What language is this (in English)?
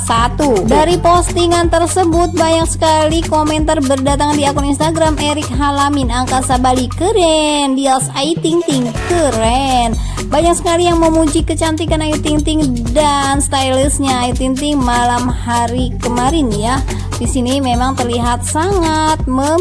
Indonesian